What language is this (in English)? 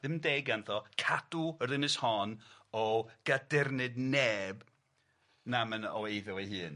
Welsh